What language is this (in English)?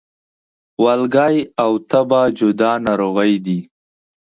Pashto